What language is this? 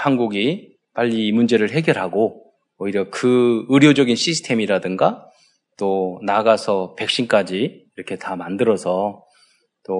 Korean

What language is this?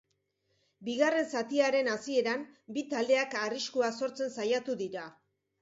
Basque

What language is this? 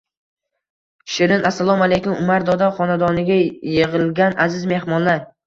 Uzbek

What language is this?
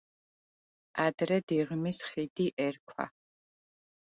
Georgian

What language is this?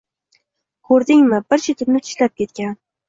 Uzbek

